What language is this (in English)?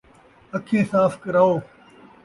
Saraiki